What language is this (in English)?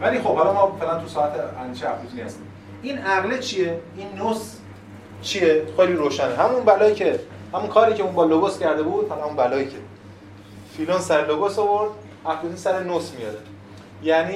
Persian